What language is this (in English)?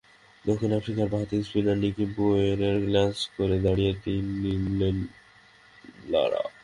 Bangla